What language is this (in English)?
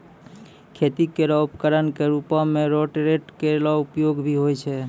Maithili